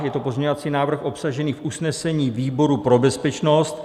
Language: Czech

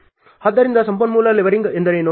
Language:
Kannada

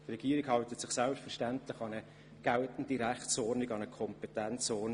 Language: Swiss German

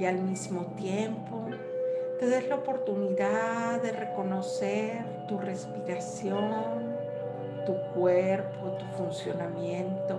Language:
Spanish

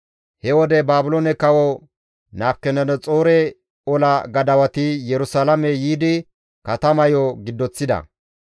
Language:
Gamo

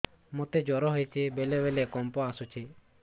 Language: Odia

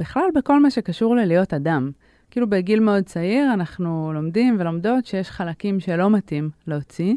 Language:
Hebrew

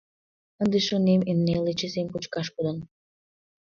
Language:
Mari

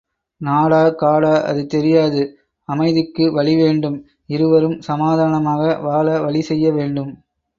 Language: Tamil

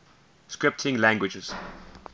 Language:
English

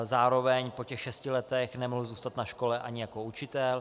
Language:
Czech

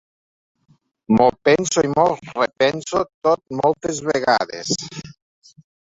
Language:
Catalan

